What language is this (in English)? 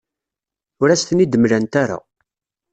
Kabyle